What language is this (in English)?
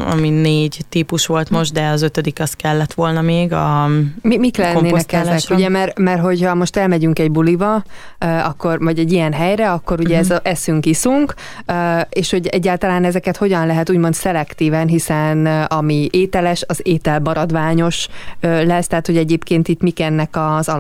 Hungarian